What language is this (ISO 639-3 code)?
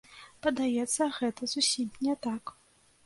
bel